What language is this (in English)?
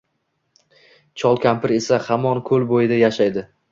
Uzbek